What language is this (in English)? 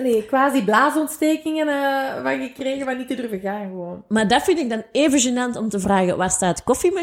Dutch